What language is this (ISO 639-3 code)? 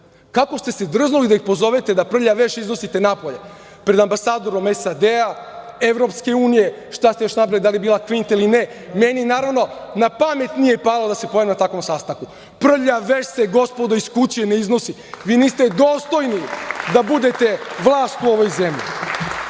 srp